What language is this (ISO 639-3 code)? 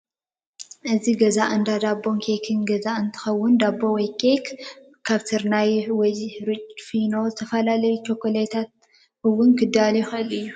tir